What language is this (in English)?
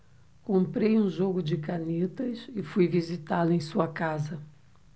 Portuguese